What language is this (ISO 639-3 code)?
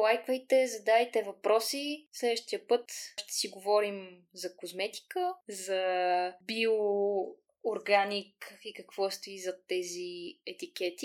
bul